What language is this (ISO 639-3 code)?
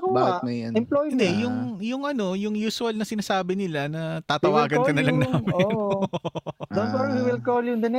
fil